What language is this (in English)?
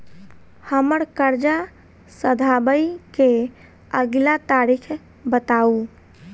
Maithili